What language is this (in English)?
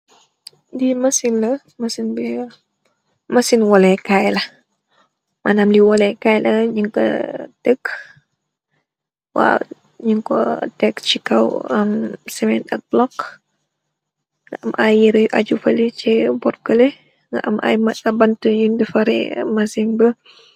Wolof